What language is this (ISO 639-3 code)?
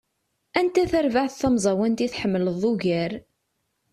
kab